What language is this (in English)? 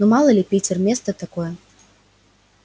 Russian